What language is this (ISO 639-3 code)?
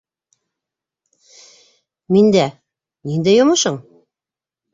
bak